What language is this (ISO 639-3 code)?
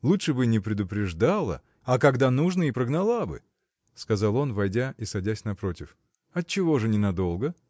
rus